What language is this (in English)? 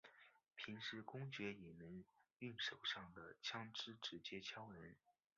Chinese